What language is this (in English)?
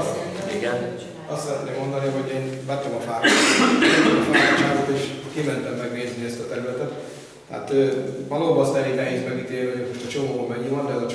Hungarian